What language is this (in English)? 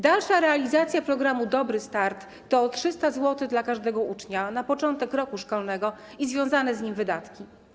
Polish